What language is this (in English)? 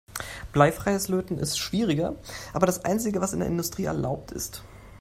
German